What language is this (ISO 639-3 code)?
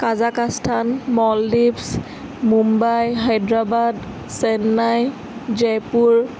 asm